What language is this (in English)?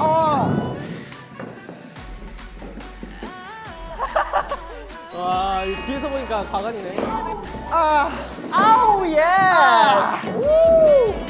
Korean